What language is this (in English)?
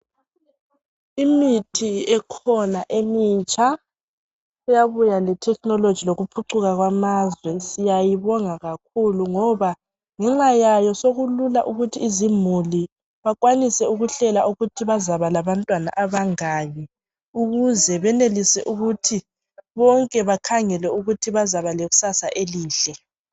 North Ndebele